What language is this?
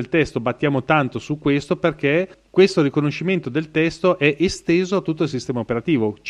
Italian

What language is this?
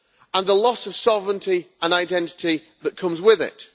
English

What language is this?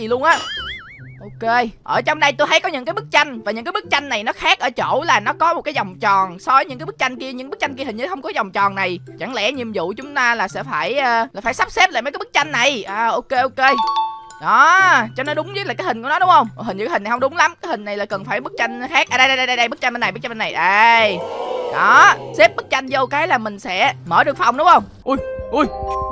Vietnamese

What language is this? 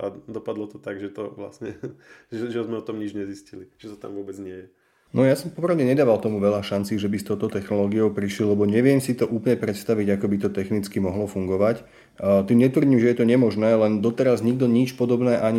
Slovak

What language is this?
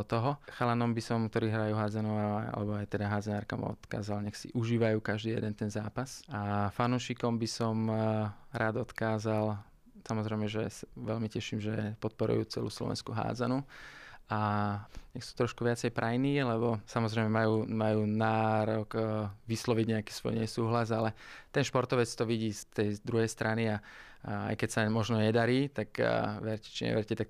Slovak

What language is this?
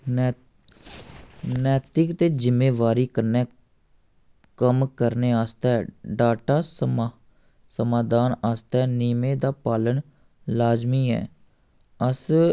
Dogri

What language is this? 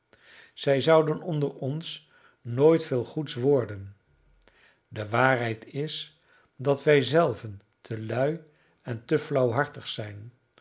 Dutch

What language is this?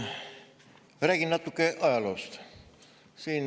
Estonian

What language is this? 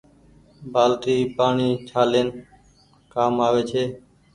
Goaria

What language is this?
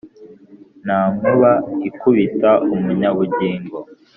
Kinyarwanda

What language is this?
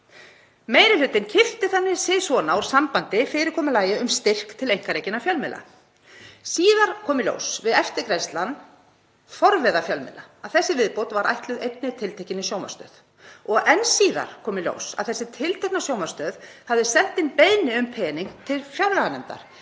Icelandic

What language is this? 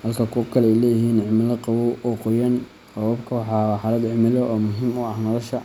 Somali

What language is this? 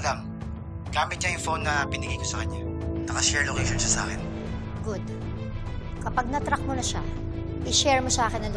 Filipino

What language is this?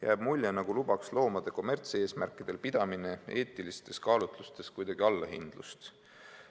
Estonian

